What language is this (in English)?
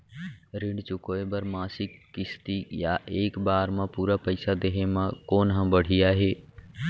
Chhattisgarhi